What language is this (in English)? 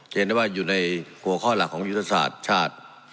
Thai